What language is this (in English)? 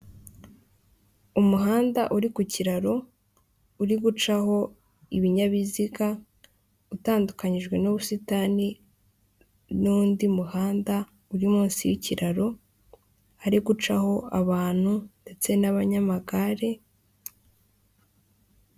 Kinyarwanda